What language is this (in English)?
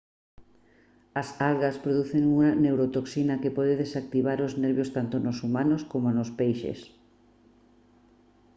Galician